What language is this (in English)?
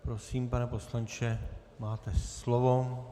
Czech